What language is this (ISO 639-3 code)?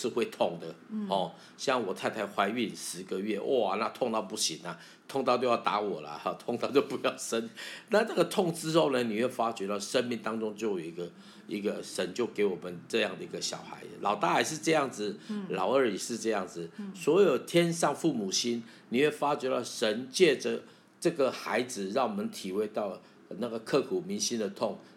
zho